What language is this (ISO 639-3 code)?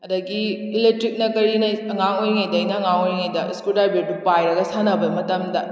mni